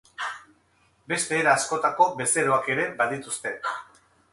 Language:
Basque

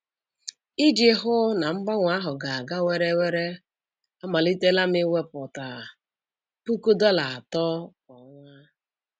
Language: Igbo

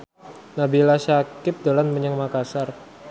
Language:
Javanese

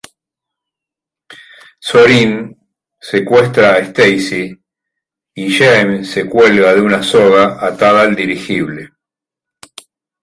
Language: Spanish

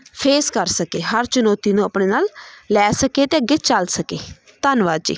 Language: Punjabi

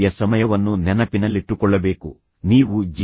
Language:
Kannada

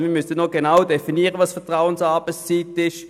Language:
Swiss German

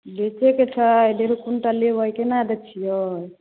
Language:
Maithili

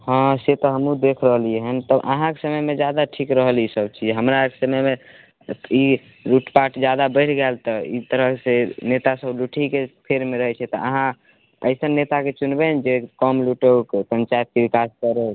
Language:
Maithili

